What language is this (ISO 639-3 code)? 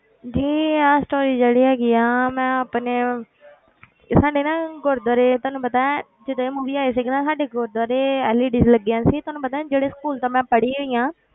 pan